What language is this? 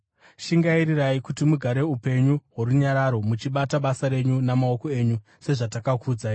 Shona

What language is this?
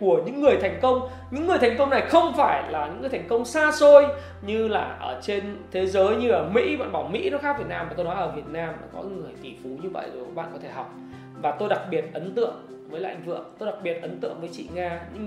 Vietnamese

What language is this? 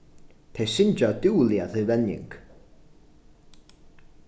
Faroese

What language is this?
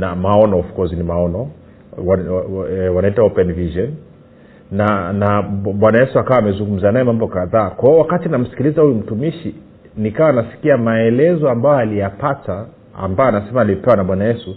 Swahili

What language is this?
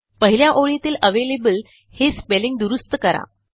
Marathi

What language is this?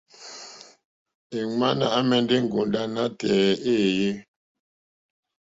Mokpwe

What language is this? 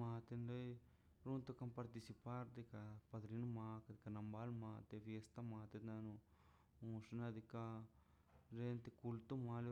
Mazaltepec Zapotec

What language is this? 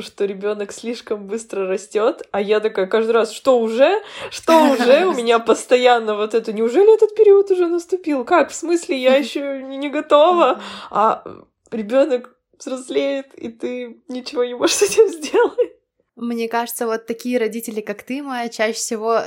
Russian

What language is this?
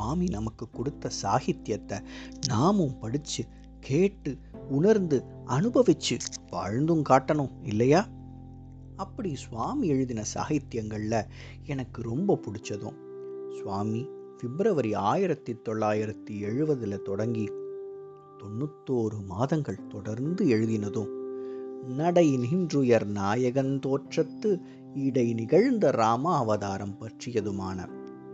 Tamil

